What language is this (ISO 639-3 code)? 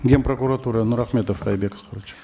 kaz